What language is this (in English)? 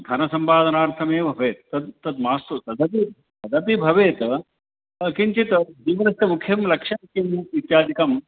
Sanskrit